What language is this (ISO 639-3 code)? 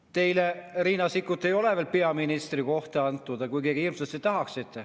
est